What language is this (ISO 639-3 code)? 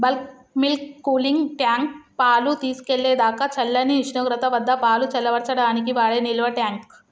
tel